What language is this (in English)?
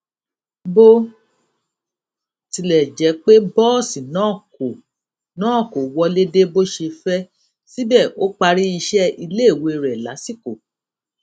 Yoruba